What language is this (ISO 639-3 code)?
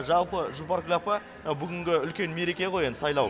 kaz